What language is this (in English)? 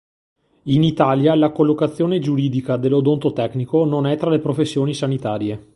Italian